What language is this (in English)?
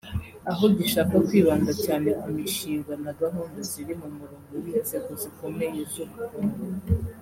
Kinyarwanda